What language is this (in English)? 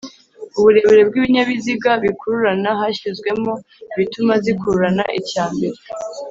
Kinyarwanda